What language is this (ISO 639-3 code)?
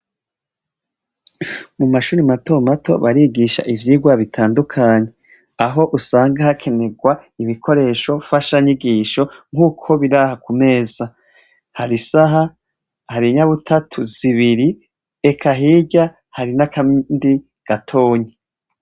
run